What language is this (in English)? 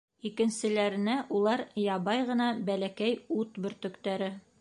Bashkir